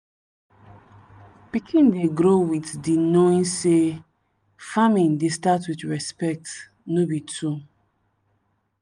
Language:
Nigerian Pidgin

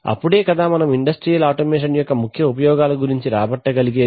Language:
Telugu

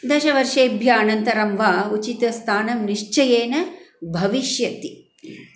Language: Sanskrit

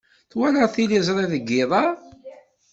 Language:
Kabyle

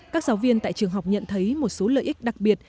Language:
Vietnamese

